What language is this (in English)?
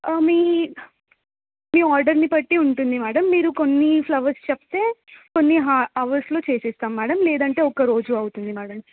Telugu